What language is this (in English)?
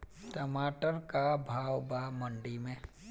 Bhojpuri